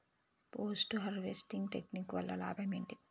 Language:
Telugu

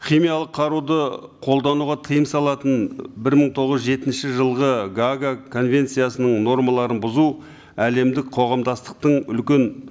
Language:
Kazakh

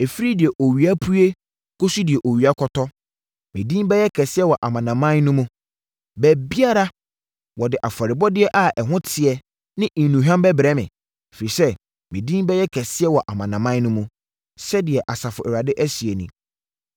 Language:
Akan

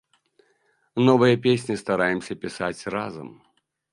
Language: Belarusian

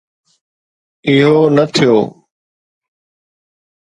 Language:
Sindhi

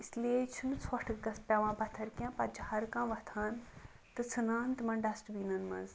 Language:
Kashmiri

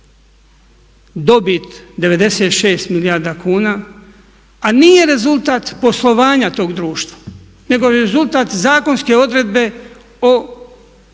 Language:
Croatian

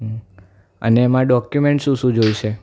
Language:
Gujarati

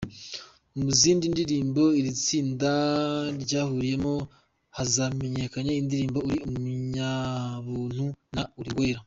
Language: Kinyarwanda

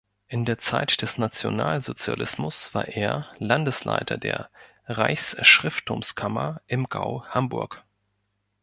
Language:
German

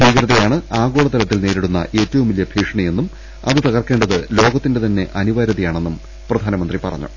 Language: Malayalam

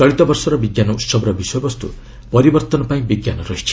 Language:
Odia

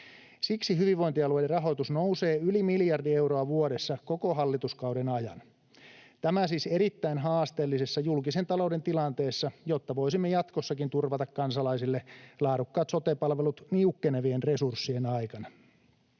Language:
Finnish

